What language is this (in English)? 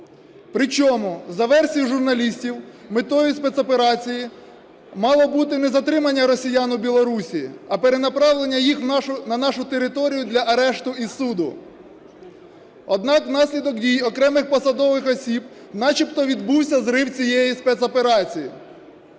Ukrainian